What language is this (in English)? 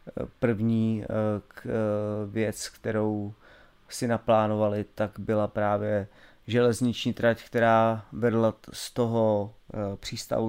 Czech